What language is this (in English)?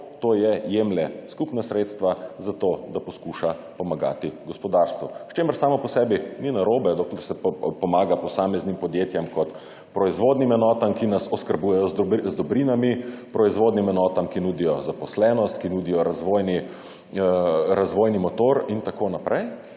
Slovenian